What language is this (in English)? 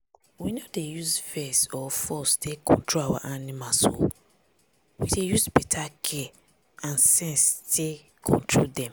Nigerian Pidgin